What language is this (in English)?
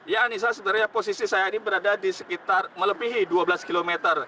Indonesian